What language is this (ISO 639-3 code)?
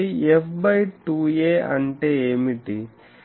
tel